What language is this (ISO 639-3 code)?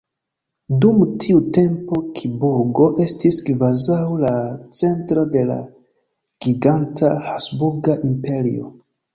epo